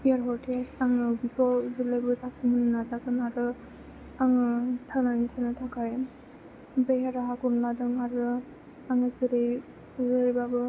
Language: Bodo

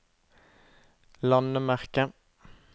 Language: Norwegian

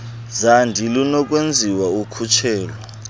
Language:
Xhosa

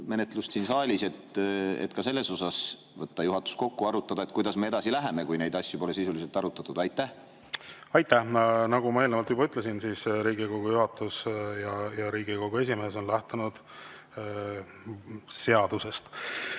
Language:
Estonian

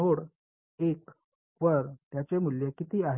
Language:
Marathi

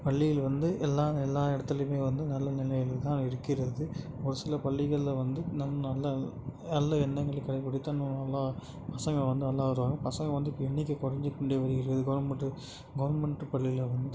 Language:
Tamil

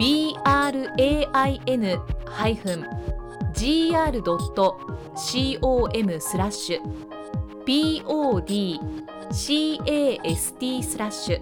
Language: Japanese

